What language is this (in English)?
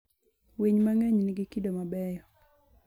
Luo (Kenya and Tanzania)